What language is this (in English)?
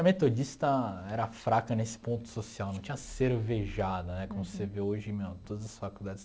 Portuguese